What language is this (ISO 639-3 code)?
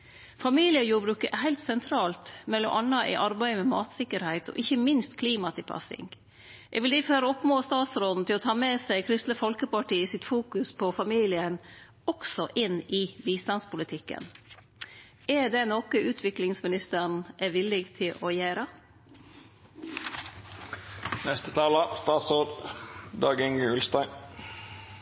nno